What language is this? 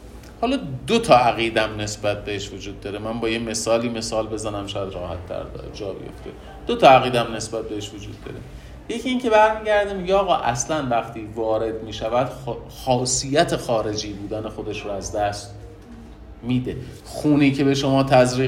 Persian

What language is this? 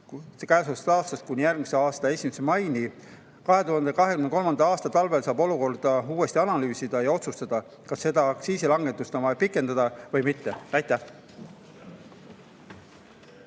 Estonian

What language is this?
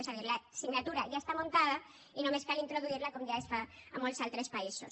Catalan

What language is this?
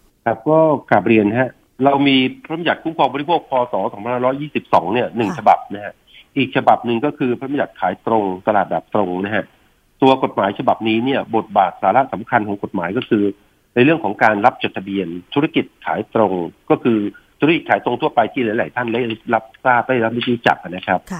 Thai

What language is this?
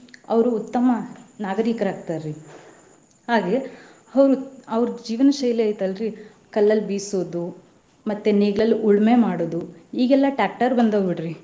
Kannada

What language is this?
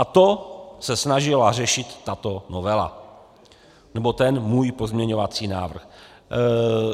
Czech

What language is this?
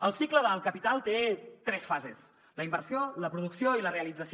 Catalan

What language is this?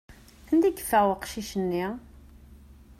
Kabyle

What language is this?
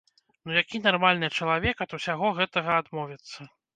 Belarusian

